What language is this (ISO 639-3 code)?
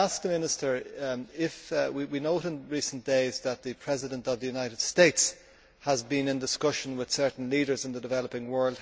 eng